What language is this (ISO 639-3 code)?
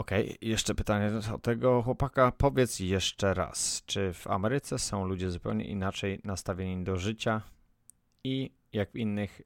pol